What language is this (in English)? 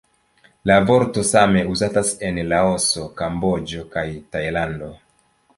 Esperanto